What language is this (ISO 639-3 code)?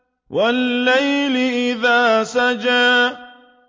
ara